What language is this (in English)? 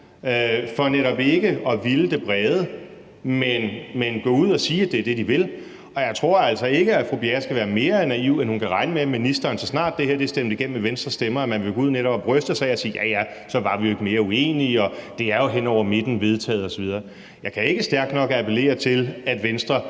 Danish